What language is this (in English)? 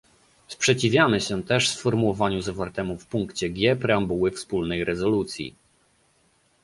Polish